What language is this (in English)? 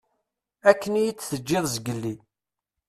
Kabyle